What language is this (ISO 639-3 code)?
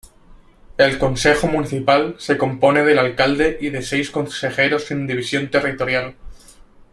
spa